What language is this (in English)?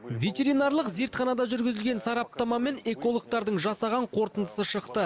Kazakh